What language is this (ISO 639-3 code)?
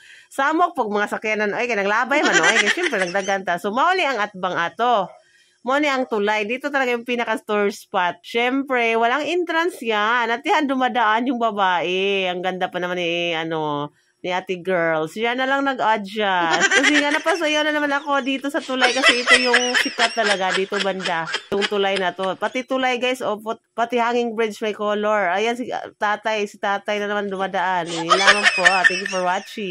fil